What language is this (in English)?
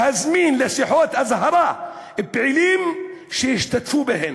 Hebrew